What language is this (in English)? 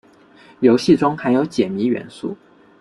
Chinese